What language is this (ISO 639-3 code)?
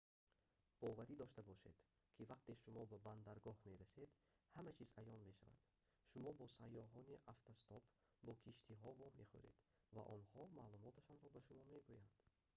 tgk